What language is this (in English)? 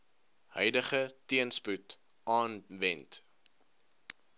Afrikaans